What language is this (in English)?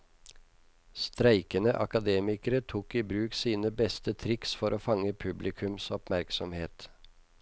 Norwegian